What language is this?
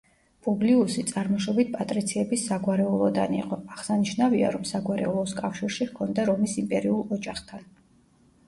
Georgian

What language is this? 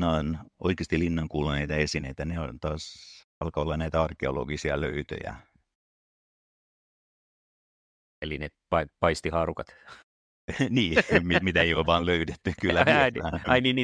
Finnish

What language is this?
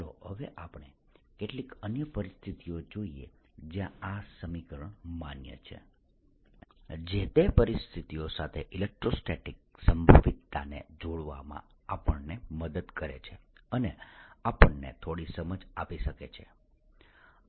Gujarati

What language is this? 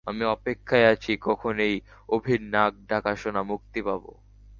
Bangla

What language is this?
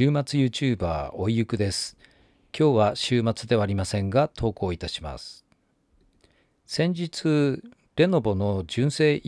Japanese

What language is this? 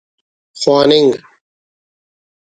Brahui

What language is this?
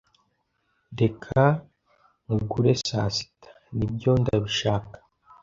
Kinyarwanda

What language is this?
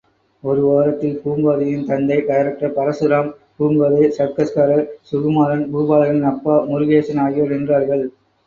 Tamil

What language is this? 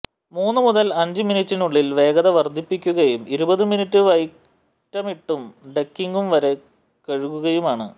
Malayalam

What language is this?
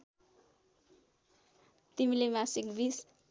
Nepali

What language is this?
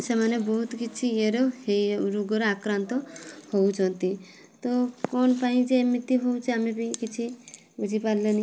Odia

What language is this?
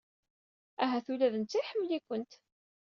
Kabyle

